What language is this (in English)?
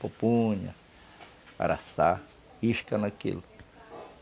Portuguese